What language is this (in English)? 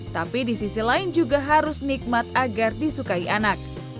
Indonesian